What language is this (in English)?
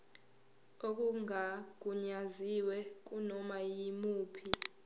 Zulu